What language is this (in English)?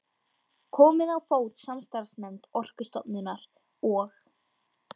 Icelandic